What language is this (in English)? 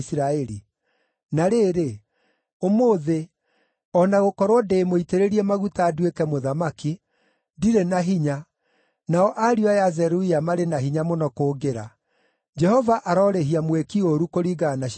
Kikuyu